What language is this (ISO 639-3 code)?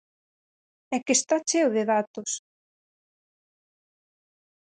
glg